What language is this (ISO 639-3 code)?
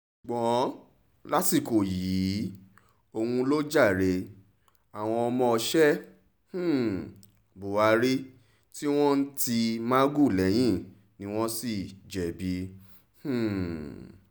yor